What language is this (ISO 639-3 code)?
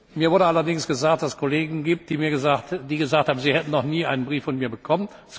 deu